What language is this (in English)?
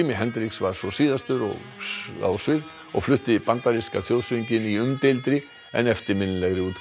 Icelandic